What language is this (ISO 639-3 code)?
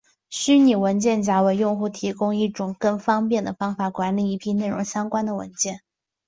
zho